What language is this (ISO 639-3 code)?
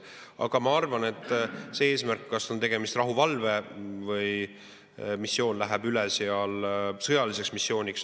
est